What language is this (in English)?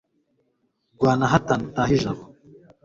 Kinyarwanda